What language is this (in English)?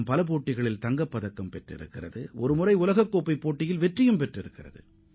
Tamil